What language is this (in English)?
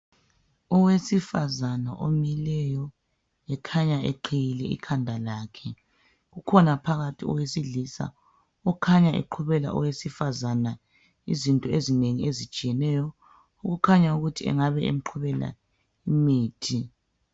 North Ndebele